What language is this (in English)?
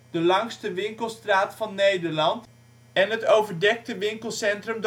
Dutch